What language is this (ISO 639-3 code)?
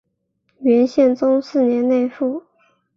zho